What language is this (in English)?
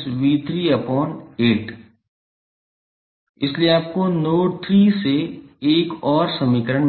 Hindi